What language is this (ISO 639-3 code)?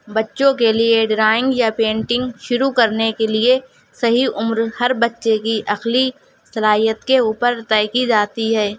urd